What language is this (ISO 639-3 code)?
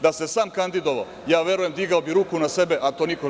srp